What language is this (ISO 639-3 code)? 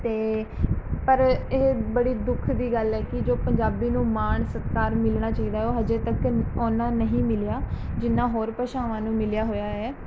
pan